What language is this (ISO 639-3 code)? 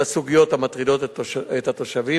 heb